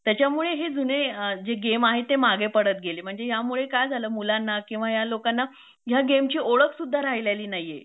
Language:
Marathi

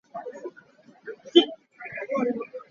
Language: Hakha Chin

